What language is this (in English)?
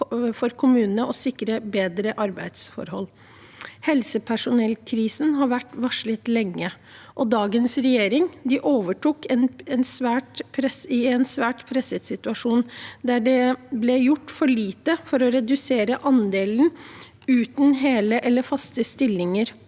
Norwegian